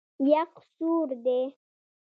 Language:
Pashto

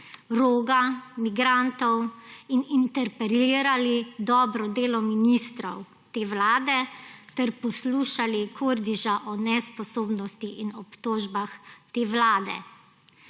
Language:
Slovenian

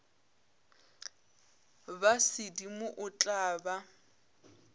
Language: Northern Sotho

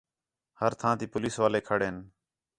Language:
Khetrani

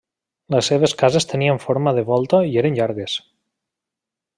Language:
Catalan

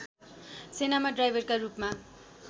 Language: Nepali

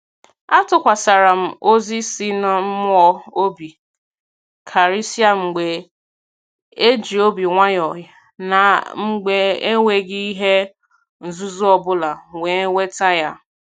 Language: Igbo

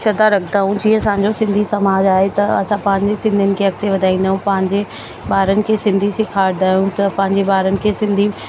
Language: Sindhi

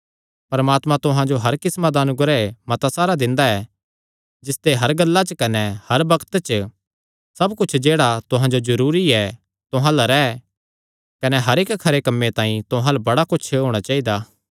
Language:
Kangri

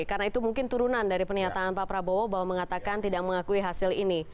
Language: Indonesian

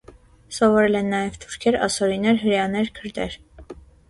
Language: Armenian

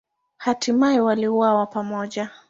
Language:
Swahili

